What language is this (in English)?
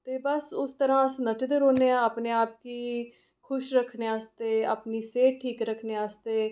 Dogri